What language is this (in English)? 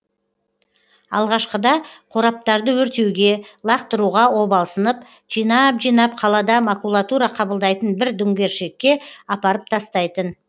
Kazakh